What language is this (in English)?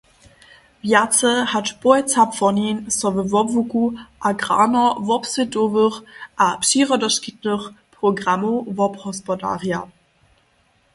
Upper Sorbian